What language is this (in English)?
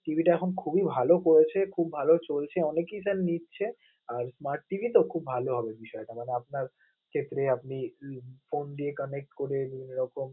Bangla